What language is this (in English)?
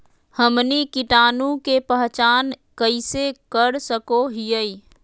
Magahi